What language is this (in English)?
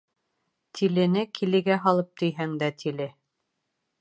Bashkir